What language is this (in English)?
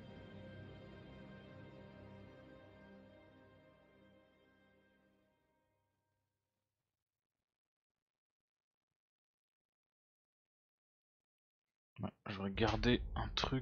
French